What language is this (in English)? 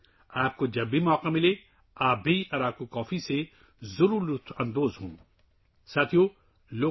Urdu